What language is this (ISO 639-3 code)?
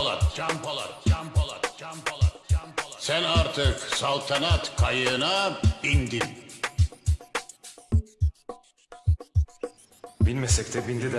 ara